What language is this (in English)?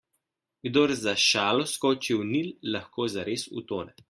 Slovenian